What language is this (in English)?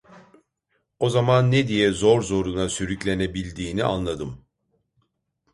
Turkish